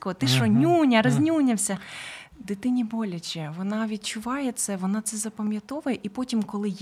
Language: Ukrainian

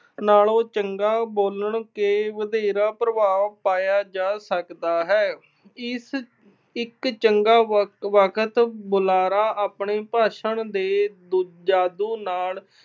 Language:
Punjabi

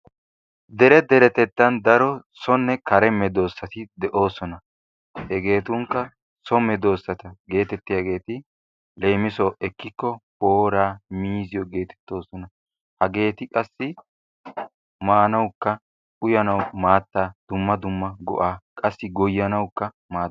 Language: Wolaytta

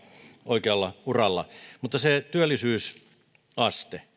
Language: Finnish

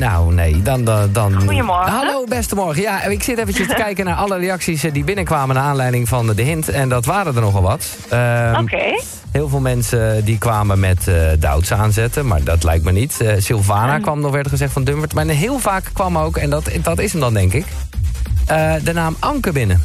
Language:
Dutch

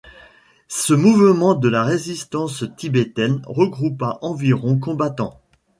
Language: French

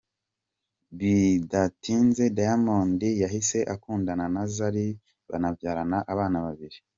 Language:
Kinyarwanda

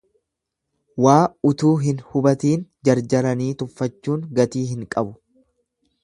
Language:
Oromo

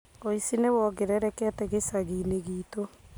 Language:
Kikuyu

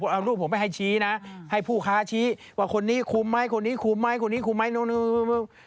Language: Thai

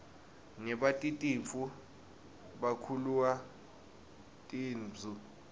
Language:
Swati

